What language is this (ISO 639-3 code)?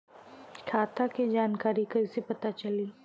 bho